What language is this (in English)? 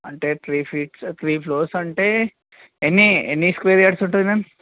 Telugu